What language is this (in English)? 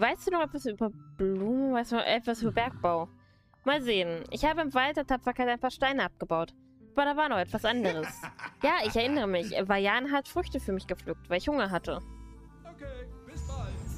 German